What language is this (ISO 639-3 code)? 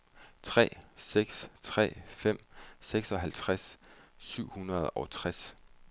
dan